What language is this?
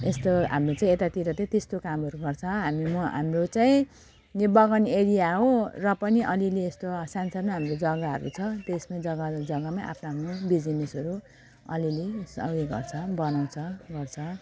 Nepali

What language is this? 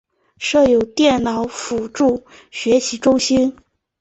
Chinese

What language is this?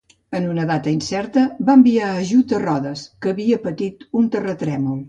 Catalan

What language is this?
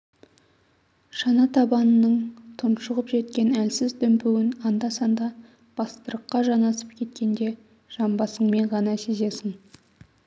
Kazakh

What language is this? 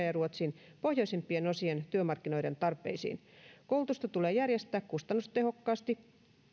Finnish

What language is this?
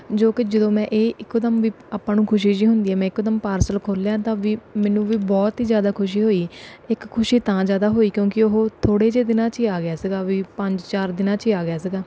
Punjabi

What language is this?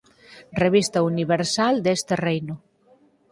Galician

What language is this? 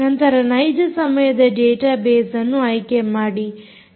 Kannada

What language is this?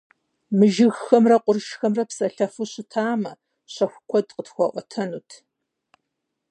Kabardian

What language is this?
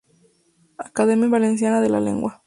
Spanish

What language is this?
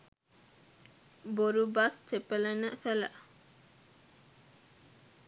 Sinhala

